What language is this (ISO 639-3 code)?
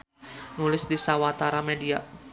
sun